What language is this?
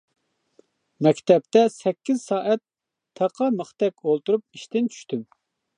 Uyghur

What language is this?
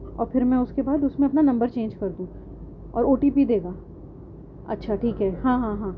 Urdu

